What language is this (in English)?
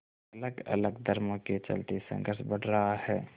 Hindi